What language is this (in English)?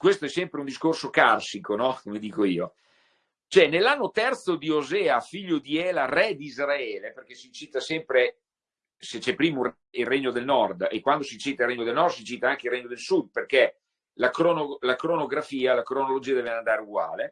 Italian